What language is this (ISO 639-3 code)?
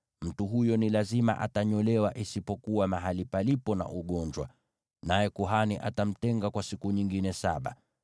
swa